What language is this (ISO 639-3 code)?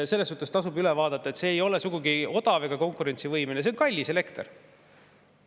est